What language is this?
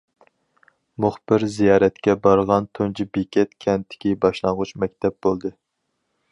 Uyghur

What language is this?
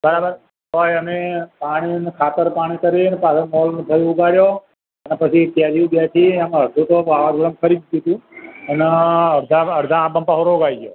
Gujarati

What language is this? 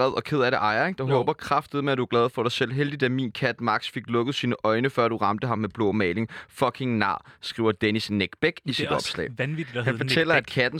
Danish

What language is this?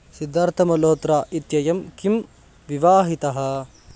Sanskrit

